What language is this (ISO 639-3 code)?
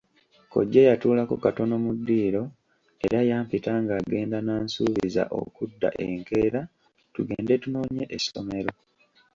lug